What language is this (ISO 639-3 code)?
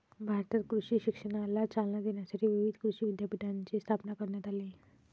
mar